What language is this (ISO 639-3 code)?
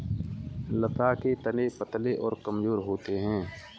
hin